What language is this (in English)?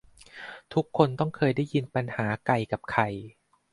Thai